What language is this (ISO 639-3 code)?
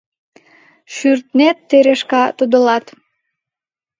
chm